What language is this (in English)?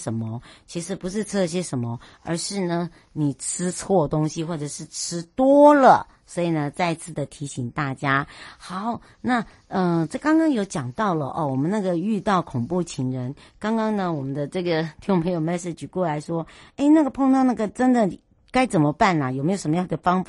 Chinese